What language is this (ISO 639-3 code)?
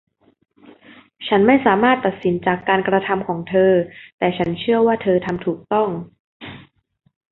tha